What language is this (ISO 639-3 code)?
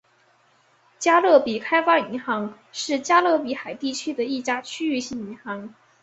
zho